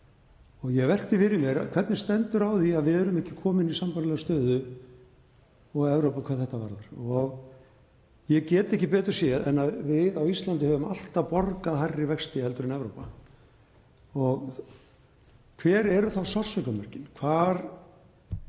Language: Icelandic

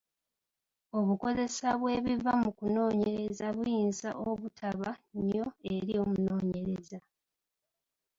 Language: Ganda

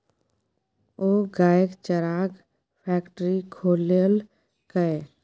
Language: Maithili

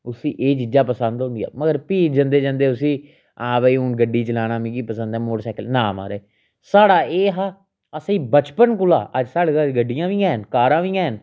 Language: Dogri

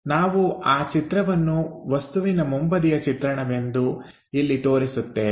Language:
Kannada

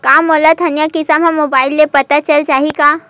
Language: Chhattisgarhi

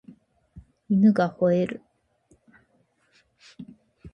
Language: Japanese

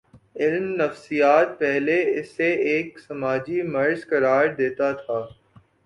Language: Urdu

